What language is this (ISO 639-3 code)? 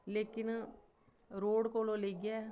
doi